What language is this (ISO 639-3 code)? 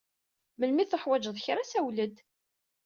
kab